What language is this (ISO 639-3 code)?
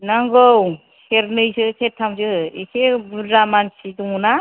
brx